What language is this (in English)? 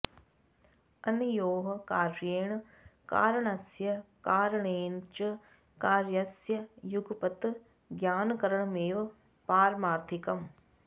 Sanskrit